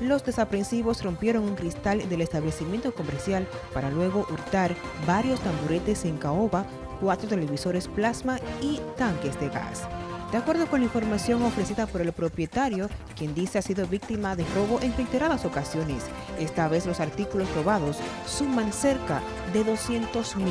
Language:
Spanish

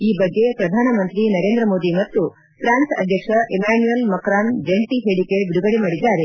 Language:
Kannada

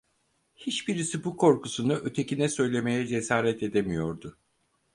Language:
Turkish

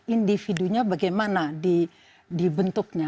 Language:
Indonesian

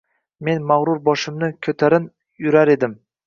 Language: Uzbek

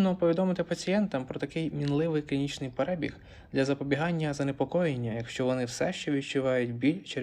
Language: Ukrainian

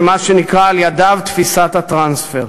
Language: Hebrew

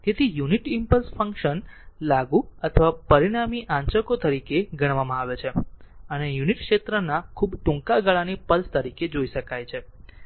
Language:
Gujarati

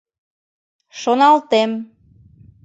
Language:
Mari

